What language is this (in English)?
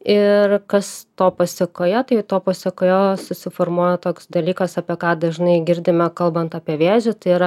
Lithuanian